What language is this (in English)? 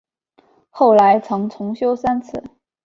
Chinese